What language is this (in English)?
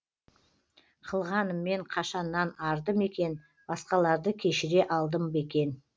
Kazakh